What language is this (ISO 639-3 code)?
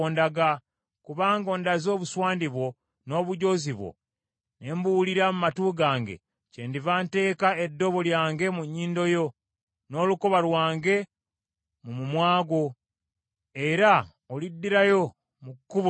lug